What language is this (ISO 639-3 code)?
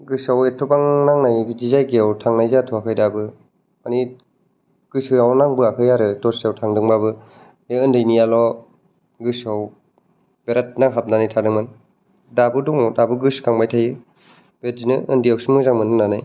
brx